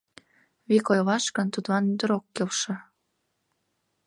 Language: Mari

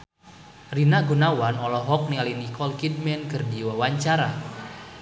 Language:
Sundanese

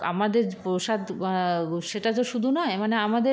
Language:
Bangla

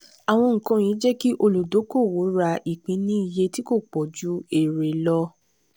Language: Yoruba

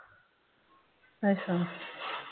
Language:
Punjabi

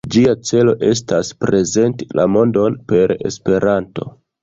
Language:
Esperanto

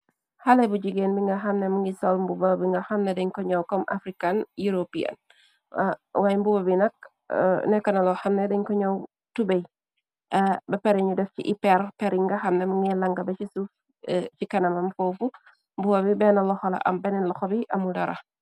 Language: Wolof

